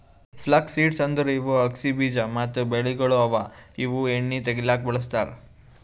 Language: Kannada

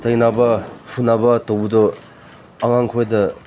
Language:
Manipuri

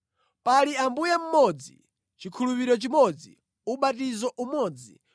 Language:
Nyanja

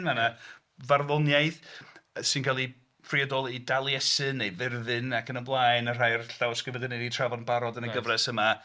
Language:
Welsh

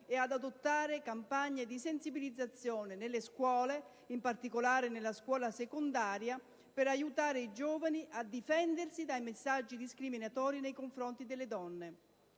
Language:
Italian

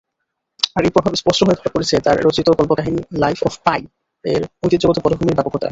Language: Bangla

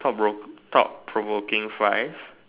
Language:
English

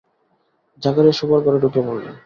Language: Bangla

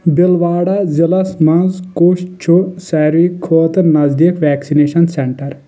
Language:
Kashmiri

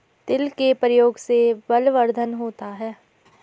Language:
Hindi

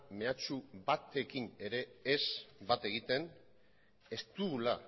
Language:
Basque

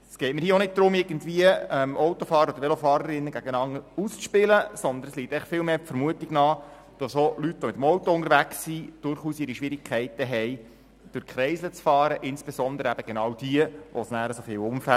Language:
Swiss German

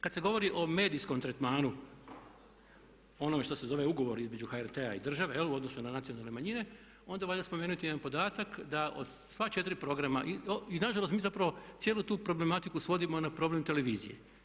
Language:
Croatian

